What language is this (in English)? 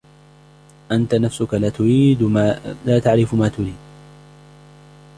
Arabic